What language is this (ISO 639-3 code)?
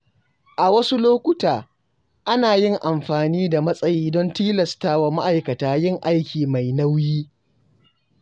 hau